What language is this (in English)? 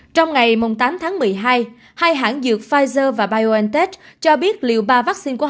Vietnamese